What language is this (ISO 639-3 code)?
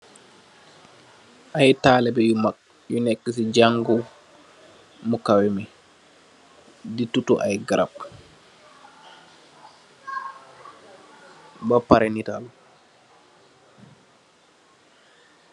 wol